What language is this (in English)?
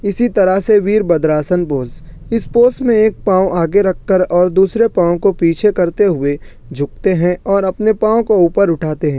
Urdu